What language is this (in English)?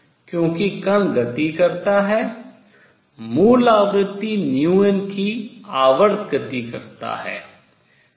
Hindi